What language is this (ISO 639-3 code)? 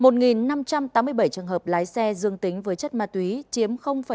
vie